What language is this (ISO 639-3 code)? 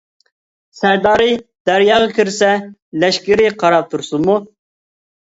uig